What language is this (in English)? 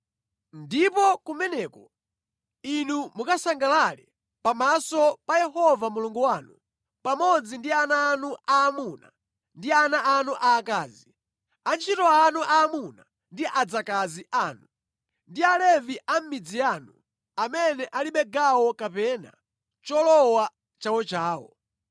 Nyanja